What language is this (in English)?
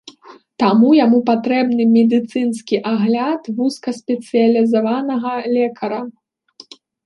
Belarusian